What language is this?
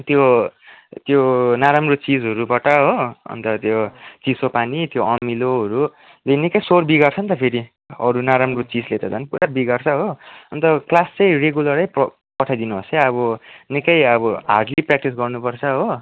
Nepali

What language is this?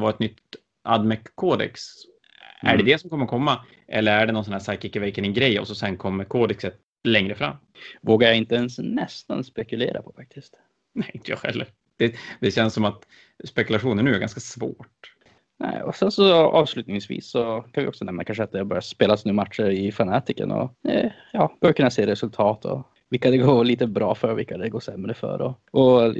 Swedish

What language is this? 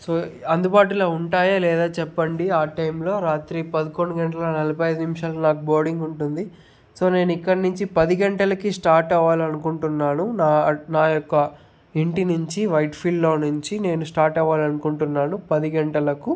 Telugu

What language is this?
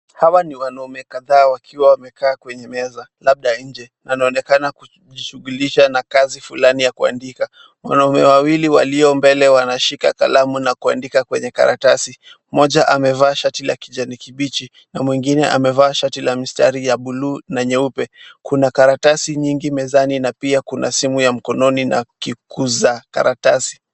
Swahili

